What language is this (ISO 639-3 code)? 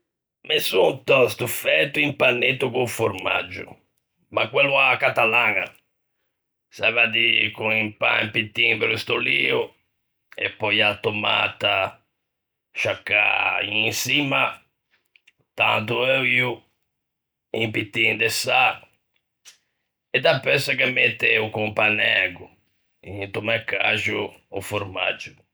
lij